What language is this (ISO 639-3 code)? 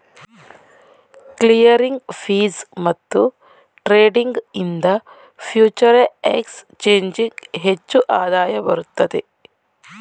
kan